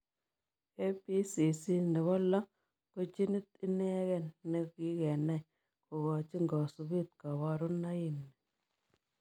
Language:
Kalenjin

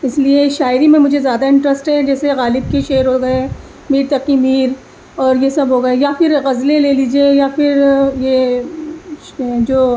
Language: Urdu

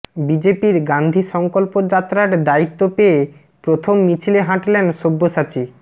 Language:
Bangla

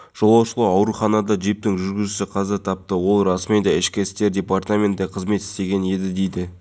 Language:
Kazakh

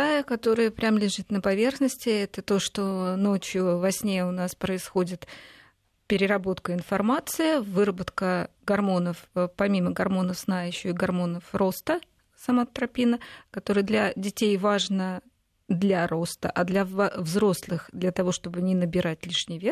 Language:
Russian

